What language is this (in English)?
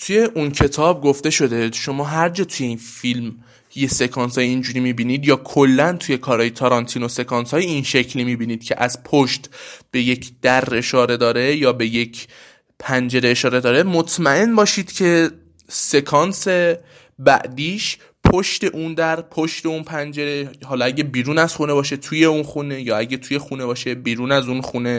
Persian